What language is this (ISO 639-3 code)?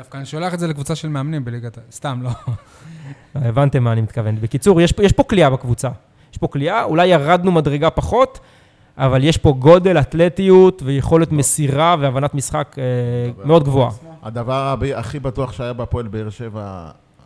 heb